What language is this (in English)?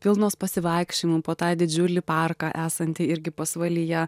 Lithuanian